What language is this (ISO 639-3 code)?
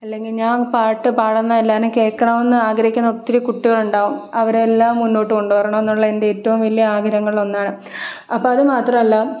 mal